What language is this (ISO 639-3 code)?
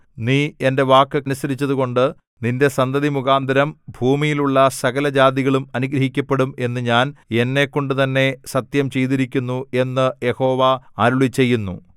mal